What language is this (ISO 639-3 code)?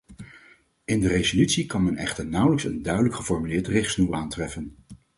nld